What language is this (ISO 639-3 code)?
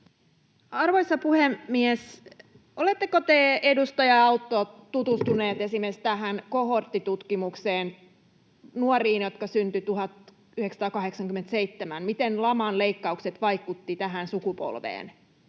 fin